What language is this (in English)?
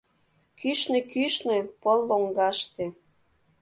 Mari